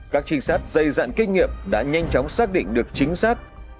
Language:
Vietnamese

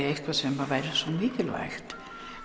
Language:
Icelandic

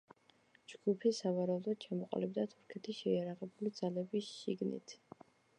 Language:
Georgian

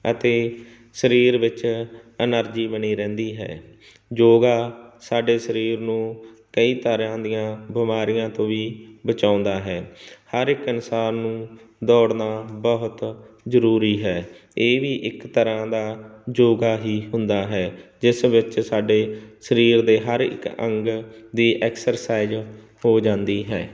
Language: Punjabi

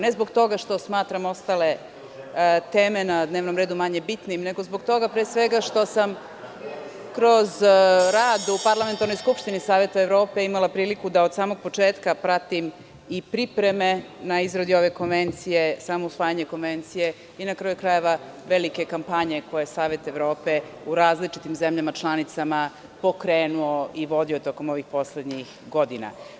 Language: Serbian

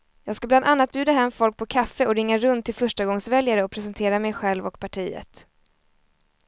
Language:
Swedish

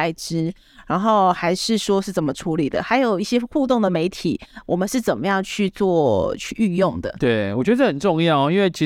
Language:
Chinese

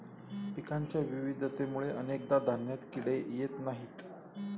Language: Marathi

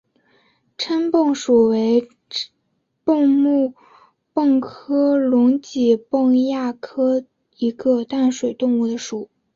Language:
Chinese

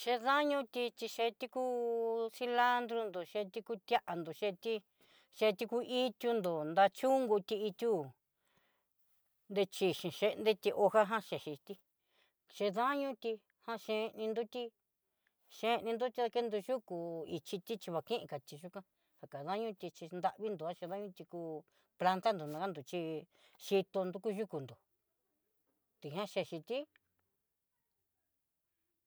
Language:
Southeastern Nochixtlán Mixtec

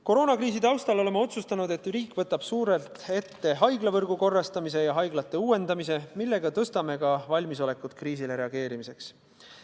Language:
Estonian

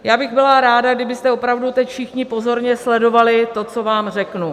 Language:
Czech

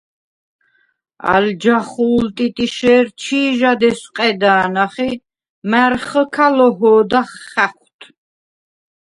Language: Svan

